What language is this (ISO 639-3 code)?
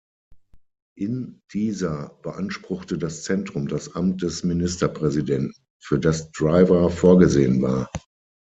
deu